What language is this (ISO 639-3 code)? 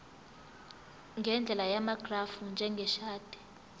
zul